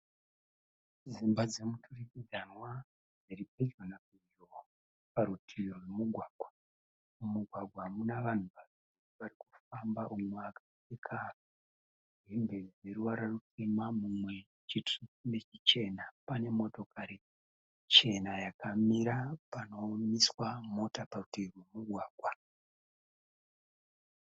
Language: Shona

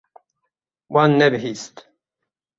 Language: Kurdish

